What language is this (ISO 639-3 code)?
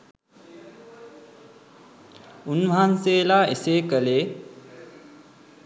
sin